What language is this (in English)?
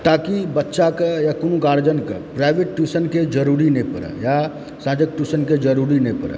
Maithili